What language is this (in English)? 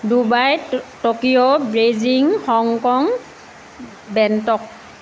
Assamese